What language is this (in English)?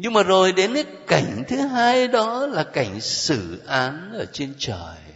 Vietnamese